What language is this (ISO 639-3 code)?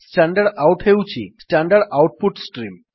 ori